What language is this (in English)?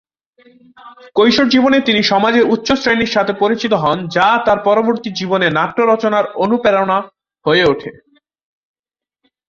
Bangla